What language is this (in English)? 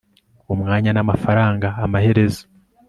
Kinyarwanda